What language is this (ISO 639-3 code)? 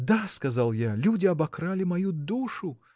rus